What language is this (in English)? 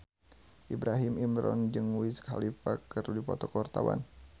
Sundanese